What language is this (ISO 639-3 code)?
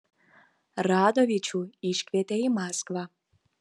lit